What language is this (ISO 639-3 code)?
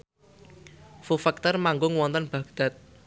jav